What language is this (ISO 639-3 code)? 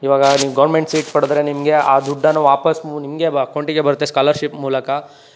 kan